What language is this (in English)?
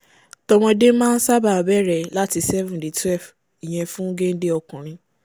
Yoruba